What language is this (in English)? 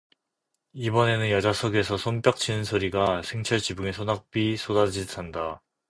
Korean